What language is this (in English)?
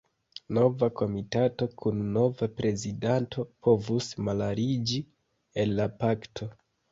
Esperanto